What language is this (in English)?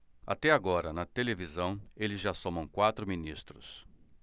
Portuguese